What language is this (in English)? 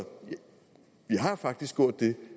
Danish